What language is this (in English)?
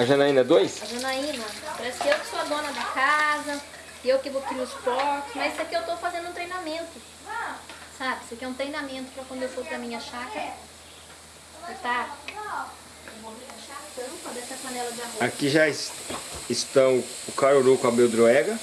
Portuguese